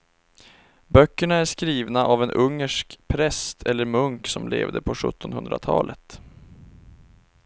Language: Swedish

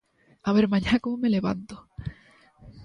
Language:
Galician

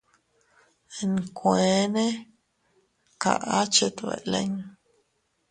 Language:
Teutila Cuicatec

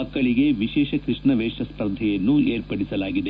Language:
Kannada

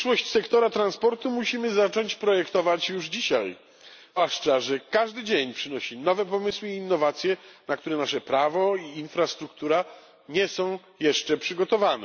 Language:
Polish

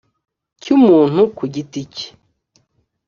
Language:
Kinyarwanda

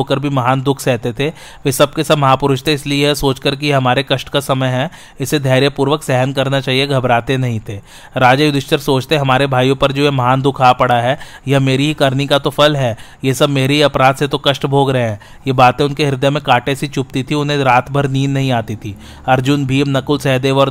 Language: Hindi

